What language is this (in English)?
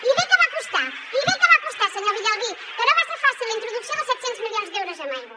Catalan